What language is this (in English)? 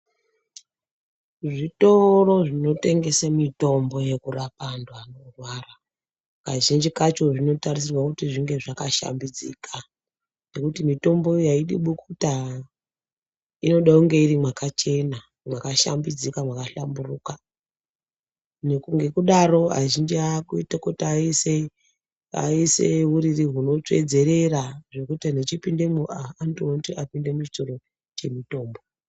Ndau